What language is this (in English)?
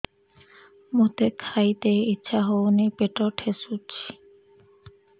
Odia